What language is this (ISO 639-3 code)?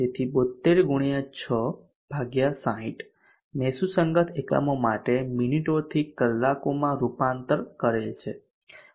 guj